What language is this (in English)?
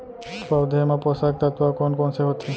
Chhattisgarhi